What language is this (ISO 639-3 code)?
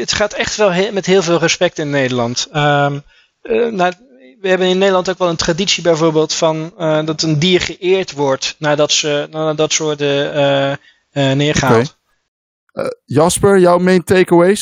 nld